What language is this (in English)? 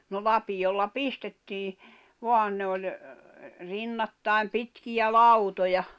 Finnish